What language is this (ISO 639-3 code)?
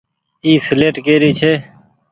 gig